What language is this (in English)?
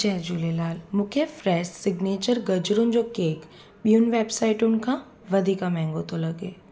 Sindhi